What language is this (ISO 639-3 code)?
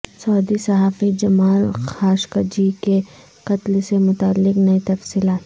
urd